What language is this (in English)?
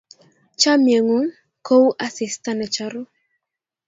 Kalenjin